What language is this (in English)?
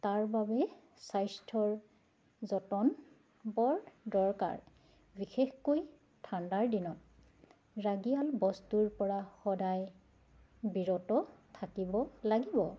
Assamese